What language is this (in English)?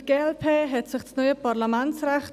Swiss German